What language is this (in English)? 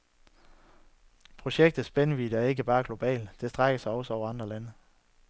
Danish